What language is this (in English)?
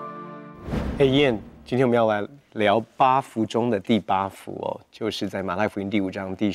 Chinese